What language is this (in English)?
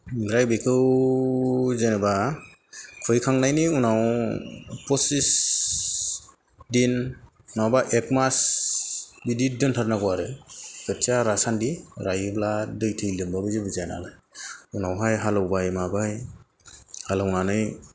Bodo